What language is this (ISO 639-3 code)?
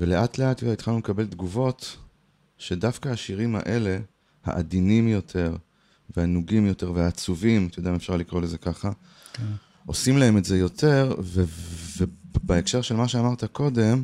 heb